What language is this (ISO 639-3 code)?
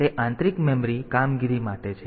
guj